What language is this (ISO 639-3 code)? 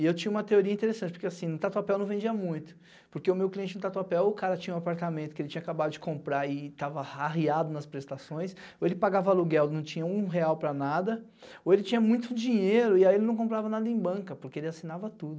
por